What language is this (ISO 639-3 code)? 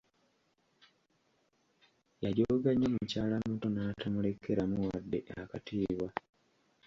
lug